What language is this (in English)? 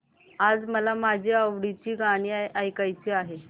Marathi